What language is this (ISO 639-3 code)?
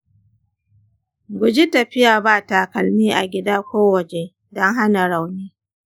hau